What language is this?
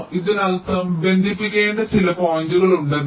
Malayalam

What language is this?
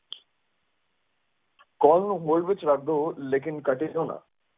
Punjabi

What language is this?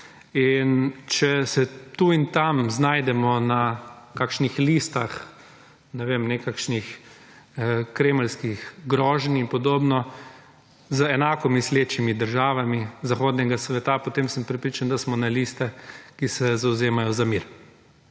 Slovenian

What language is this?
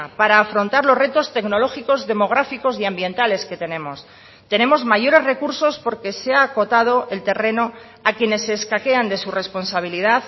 Spanish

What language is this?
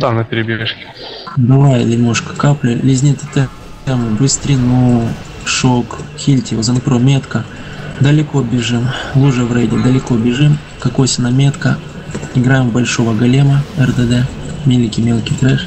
Russian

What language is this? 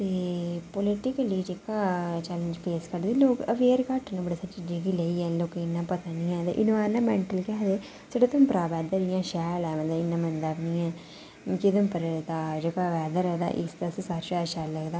Dogri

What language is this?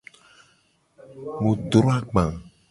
Gen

